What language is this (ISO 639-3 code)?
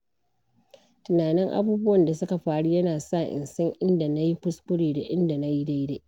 hau